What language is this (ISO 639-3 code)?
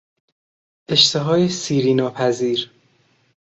fas